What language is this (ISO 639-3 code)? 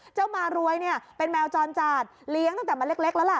tha